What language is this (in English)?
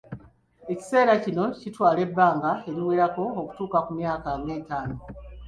Ganda